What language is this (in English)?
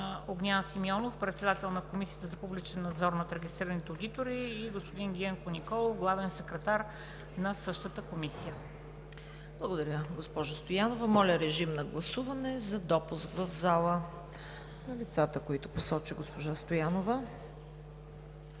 Bulgarian